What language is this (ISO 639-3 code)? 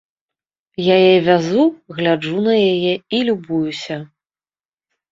bel